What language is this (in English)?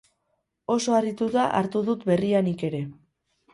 Basque